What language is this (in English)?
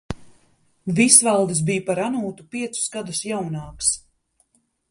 Latvian